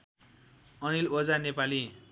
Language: Nepali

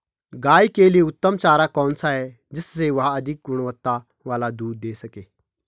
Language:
Hindi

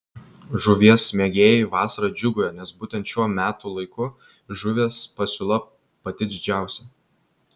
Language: Lithuanian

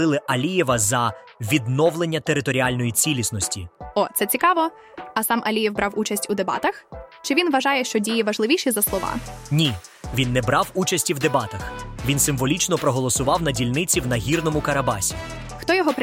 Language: Ukrainian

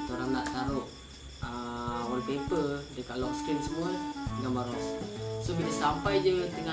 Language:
Malay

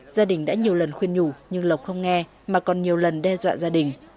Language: Vietnamese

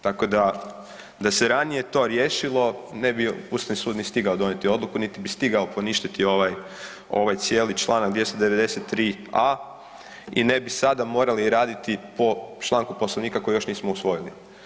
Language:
Croatian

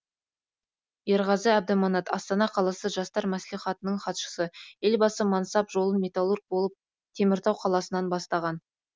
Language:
Kazakh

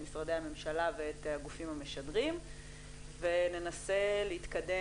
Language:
Hebrew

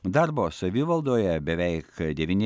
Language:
Lithuanian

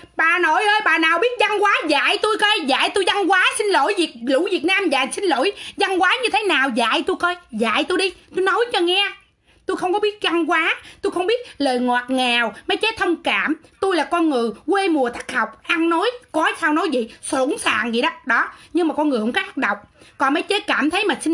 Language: Vietnamese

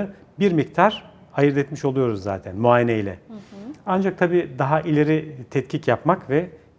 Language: Turkish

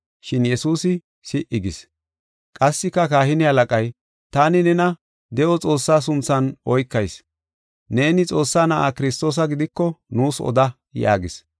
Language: Gofa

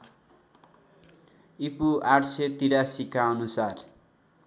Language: Nepali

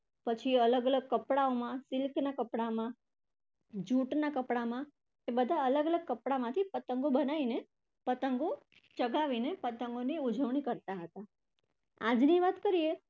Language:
Gujarati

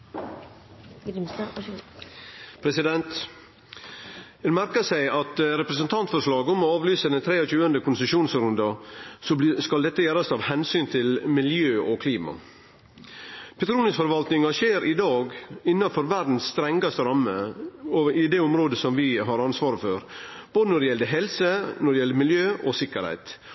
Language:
Norwegian Nynorsk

